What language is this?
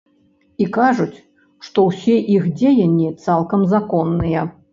Belarusian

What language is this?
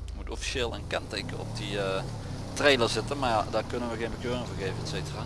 Dutch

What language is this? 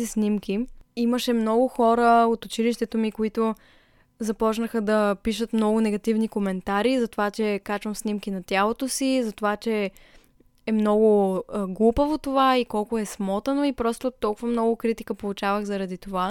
Bulgarian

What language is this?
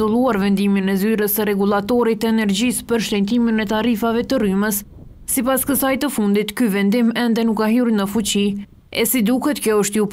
Romanian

